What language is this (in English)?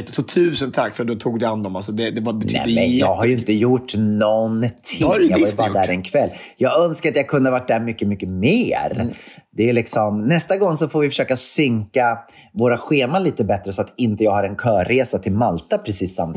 Swedish